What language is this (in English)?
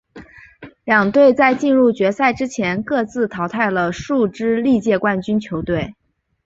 Chinese